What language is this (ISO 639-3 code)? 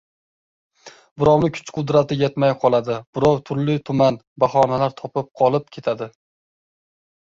uzb